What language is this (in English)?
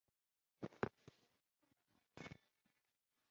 Chinese